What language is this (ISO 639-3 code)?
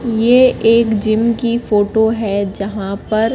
hin